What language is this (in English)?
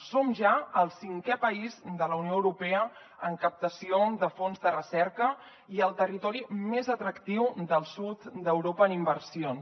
Catalan